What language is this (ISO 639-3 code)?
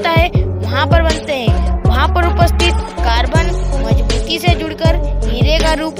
hin